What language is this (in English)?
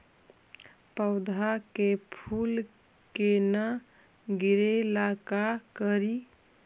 Magahi